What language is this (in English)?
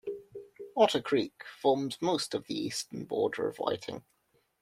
English